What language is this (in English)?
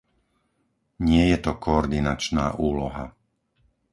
Slovak